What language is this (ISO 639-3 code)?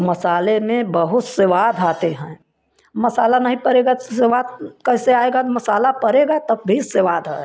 hin